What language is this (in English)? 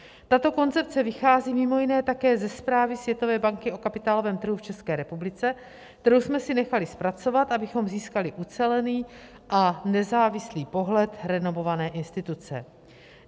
Czech